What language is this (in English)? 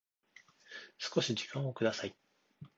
Japanese